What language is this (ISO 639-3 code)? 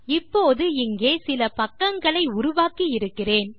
tam